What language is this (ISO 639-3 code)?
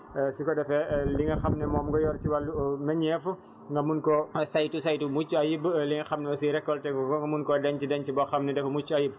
wol